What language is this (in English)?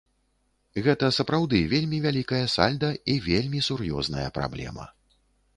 Belarusian